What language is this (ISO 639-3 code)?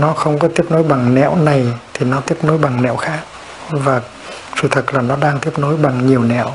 vie